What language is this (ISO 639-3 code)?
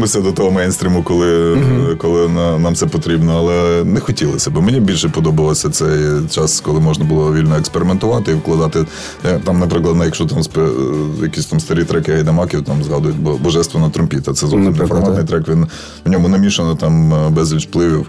ukr